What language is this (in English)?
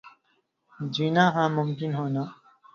Urdu